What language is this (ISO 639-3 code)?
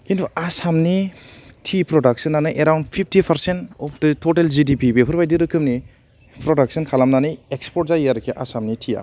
brx